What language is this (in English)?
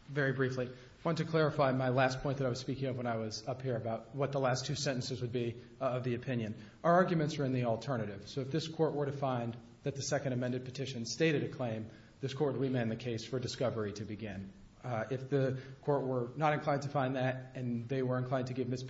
English